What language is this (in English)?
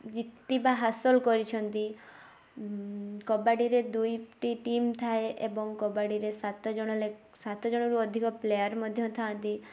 Odia